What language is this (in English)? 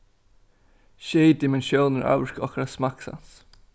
Faroese